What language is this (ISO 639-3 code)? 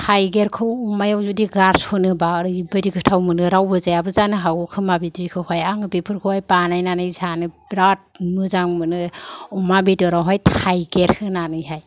brx